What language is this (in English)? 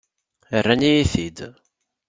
Kabyle